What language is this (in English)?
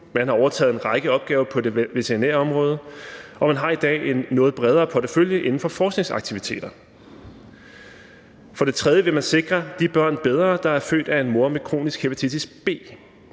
Danish